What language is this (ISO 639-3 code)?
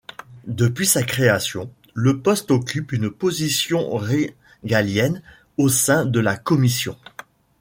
fra